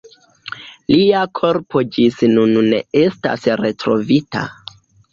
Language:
Esperanto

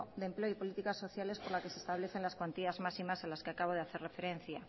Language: Spanish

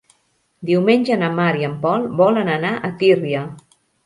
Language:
Catalan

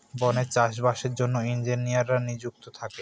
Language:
Bangla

